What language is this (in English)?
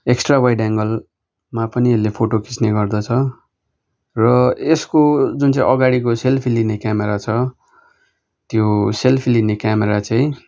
Nepali